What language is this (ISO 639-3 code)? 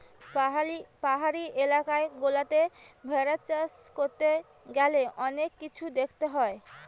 ben